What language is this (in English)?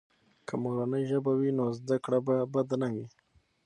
Pashto